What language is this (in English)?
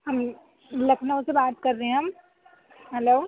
Urdu